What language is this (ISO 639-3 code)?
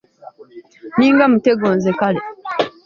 lug